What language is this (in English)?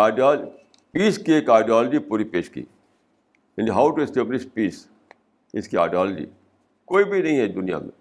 Urdu